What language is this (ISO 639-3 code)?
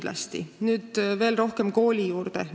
est